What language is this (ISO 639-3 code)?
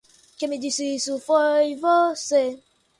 por